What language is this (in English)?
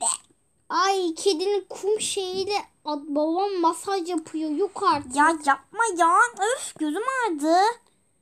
Turkish